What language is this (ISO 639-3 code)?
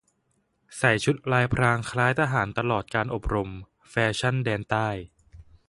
tha